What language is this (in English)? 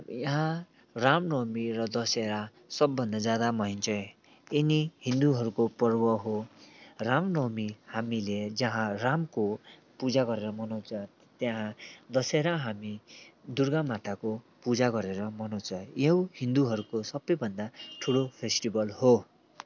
Nepali